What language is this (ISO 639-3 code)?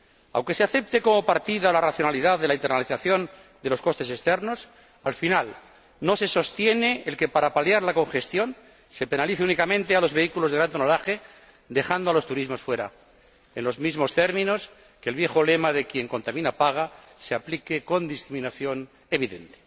spa